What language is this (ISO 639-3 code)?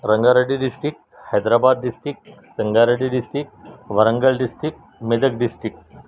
urd